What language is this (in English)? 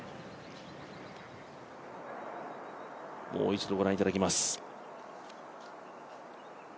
Japanese